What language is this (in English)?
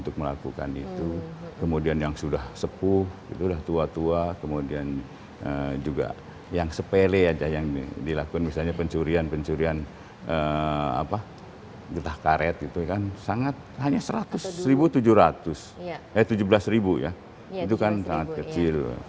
Indonesian